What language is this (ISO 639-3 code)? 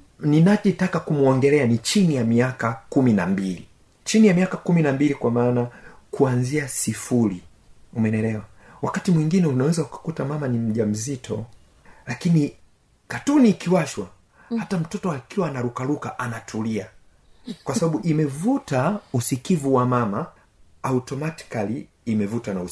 swa